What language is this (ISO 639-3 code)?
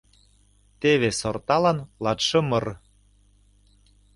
chm